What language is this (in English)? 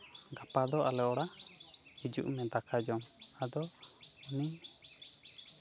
Santali